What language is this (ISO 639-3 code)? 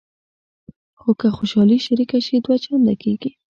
pus